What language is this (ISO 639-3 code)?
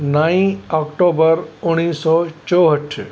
snd